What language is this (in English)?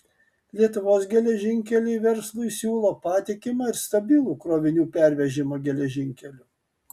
Lithuanian